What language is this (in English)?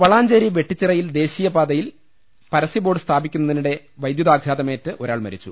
Malayalam